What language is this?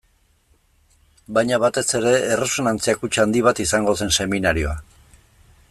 Basque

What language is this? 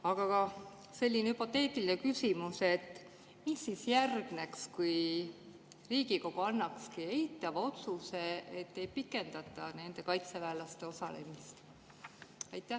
Estonian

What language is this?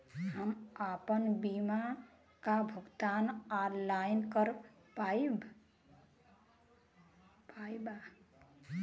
Bhojpuri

